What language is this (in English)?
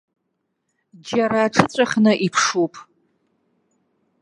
Abkhazian